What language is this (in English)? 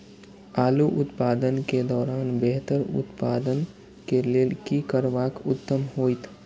Maithili